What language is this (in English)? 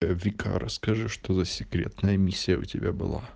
Russian